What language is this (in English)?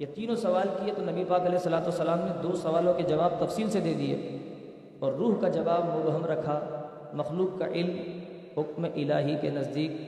Urdu